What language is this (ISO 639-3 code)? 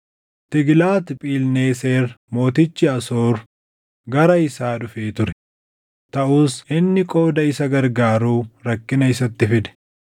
orm